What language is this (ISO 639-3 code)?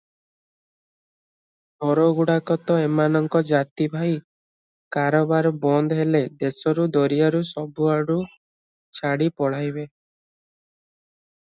ori